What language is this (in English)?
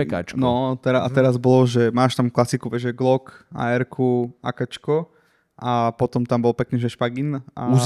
Slovak